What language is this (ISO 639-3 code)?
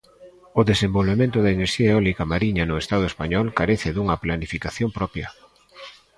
glg